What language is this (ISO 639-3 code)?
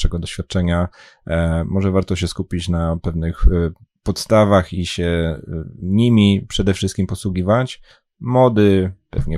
pol